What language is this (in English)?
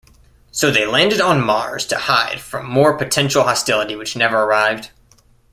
English